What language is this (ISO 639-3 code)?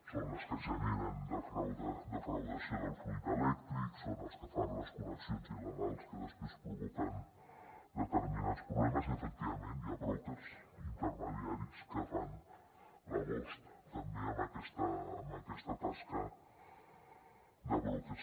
cat